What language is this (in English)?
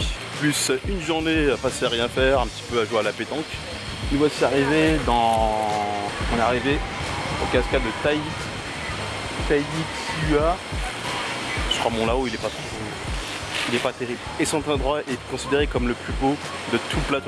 French